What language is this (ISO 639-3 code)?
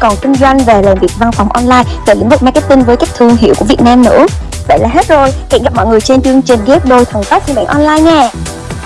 vie